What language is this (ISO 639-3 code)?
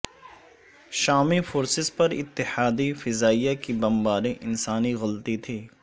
urd